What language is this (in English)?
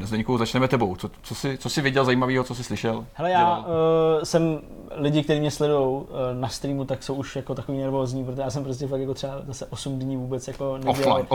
Czech